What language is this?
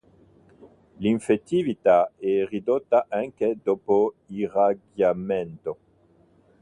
Italian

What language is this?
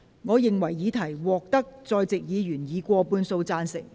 Cantonese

